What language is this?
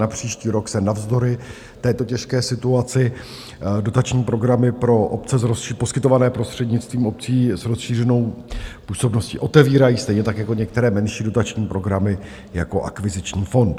Czech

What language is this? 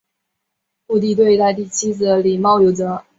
Chinese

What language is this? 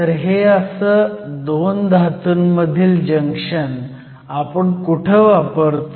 Marathi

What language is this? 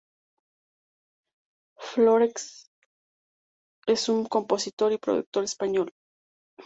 Spanish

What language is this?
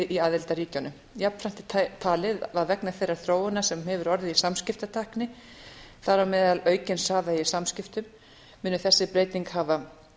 Icelandic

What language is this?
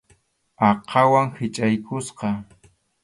Arequipa-La Unión Quechua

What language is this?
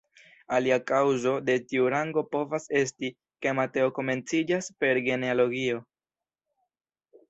Esperanto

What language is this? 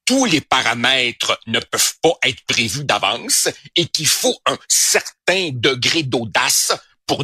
French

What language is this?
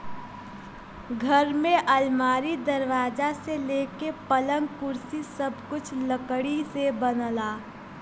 Bhojpuri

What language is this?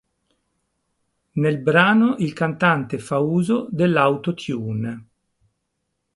Italian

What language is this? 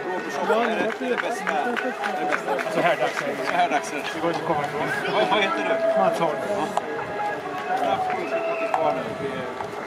Swedish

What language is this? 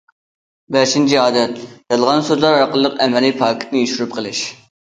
Uyghur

